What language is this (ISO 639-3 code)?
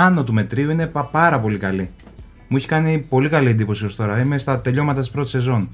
ell